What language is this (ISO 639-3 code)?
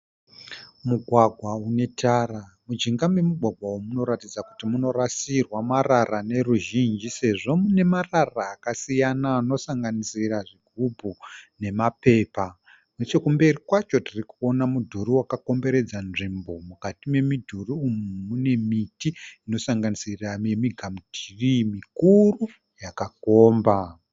sna